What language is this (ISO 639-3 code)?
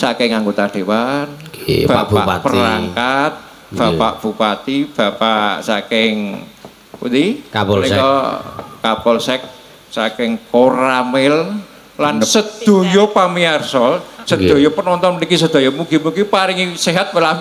ind